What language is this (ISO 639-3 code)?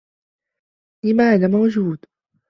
ara